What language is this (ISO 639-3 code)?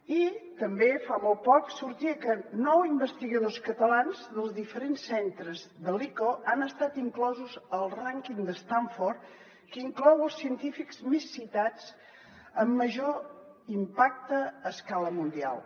cat